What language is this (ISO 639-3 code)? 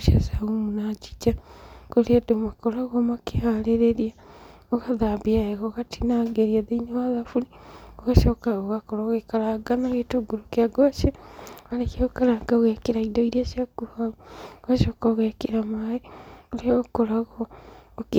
kik